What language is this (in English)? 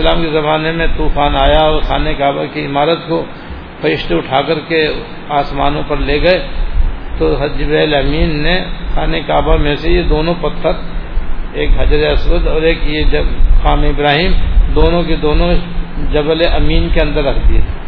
Urdu